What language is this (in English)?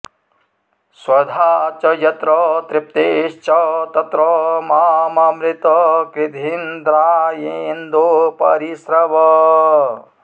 Sanskrit